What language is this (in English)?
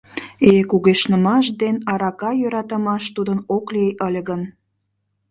Mari